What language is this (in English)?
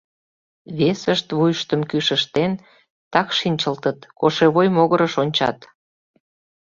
Mari